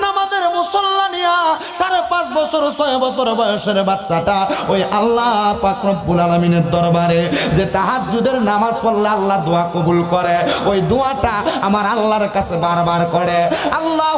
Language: Bangla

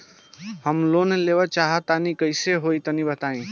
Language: Bhojpuri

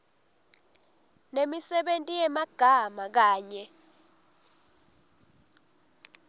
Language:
Swati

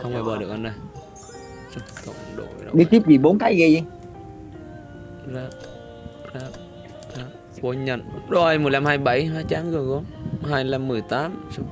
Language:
Vietnamese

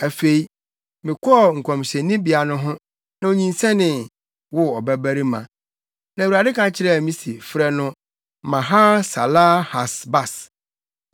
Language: Akan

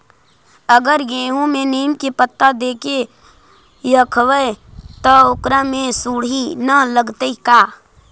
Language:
Magahi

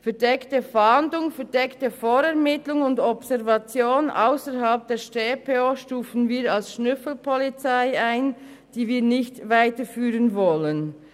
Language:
Swiss German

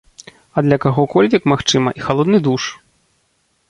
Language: Belarusian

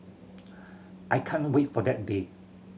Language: English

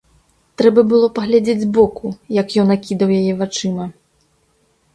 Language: Belarusian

